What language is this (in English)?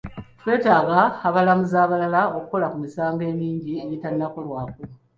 Ganda